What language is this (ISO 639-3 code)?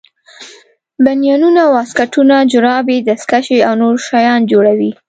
pus